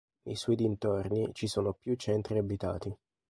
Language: Italian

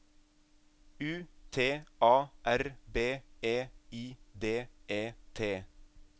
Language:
Norwegian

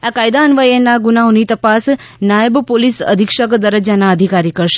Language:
Gujarati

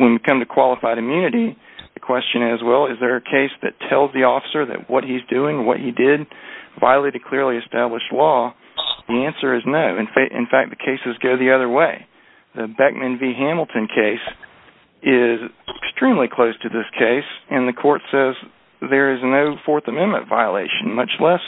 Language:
English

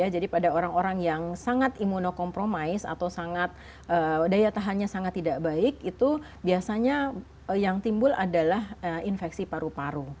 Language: Indonesian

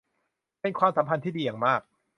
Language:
Thai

